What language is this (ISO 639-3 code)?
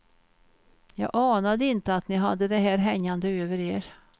swe